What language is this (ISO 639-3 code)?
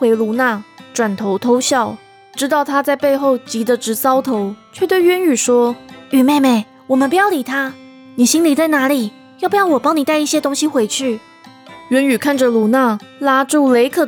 zho